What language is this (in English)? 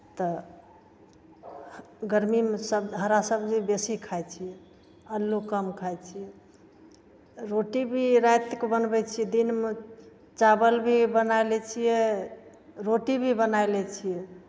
Maithili